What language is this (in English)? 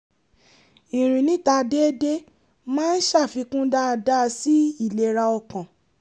Yoruba